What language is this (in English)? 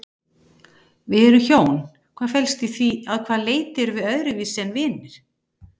Icelandic